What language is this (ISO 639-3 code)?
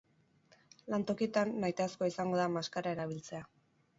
eus